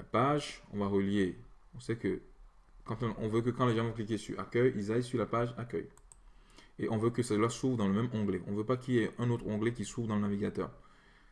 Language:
French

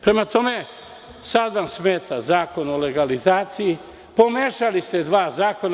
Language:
Serbian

